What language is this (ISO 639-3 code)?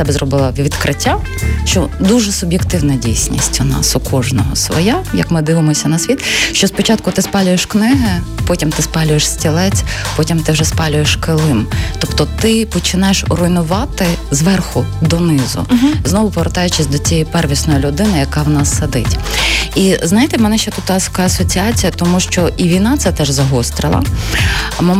ukr